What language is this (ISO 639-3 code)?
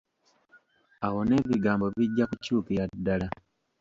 lug